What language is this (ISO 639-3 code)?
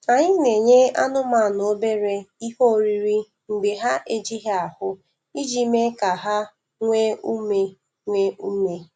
ibo